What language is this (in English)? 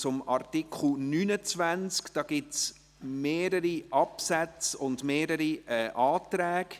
Swiss German